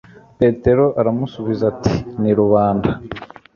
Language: Kinyarwanda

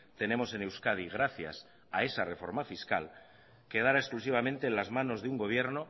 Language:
Spanish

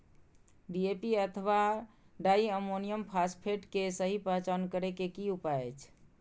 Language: Maithili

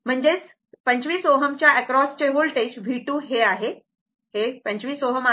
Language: Marathi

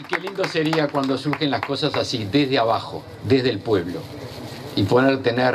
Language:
Spanish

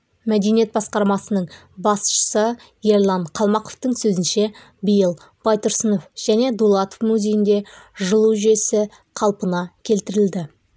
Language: Kazakh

